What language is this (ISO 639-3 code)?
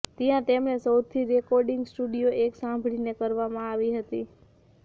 guj